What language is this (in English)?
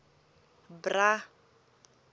Tsonga